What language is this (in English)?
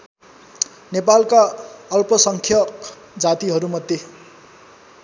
Nepali